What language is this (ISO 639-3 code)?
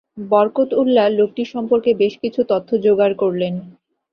ben